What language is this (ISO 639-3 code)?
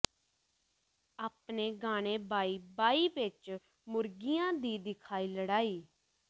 pan